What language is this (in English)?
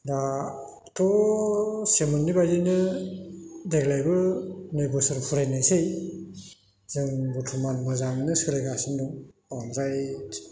Bodo